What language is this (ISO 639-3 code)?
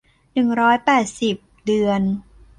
tha